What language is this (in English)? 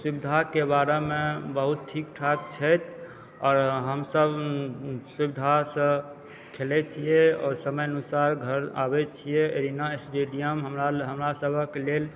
Maithili